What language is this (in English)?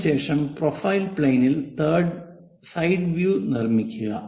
Malayalam